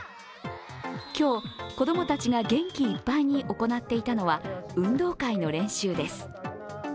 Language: Japanese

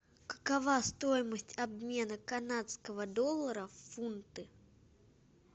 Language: Russian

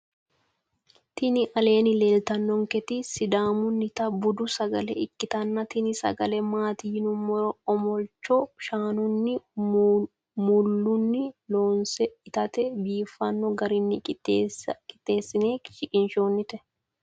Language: Sidamo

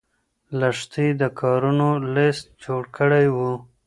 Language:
Pashto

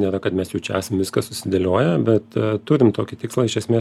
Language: Lithuanian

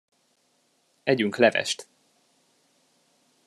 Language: Hungarian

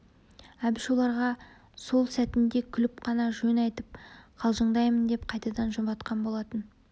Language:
Kazakh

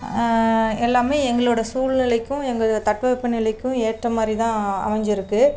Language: Tamil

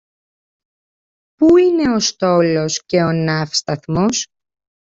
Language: Greek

